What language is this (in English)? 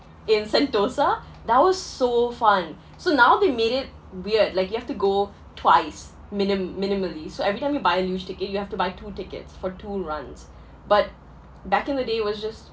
English